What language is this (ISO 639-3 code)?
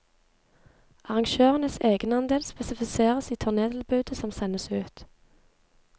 nor